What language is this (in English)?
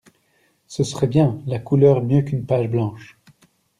French